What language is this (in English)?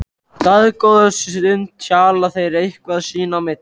Icelandic